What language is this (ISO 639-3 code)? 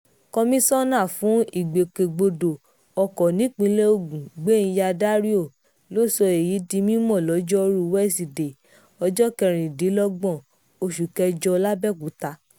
yor